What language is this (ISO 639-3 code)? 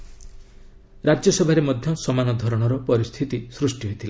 ori